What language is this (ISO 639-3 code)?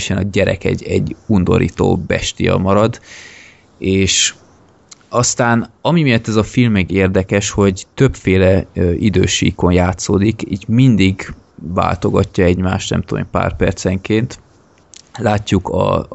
hun